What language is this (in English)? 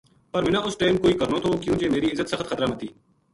Gujari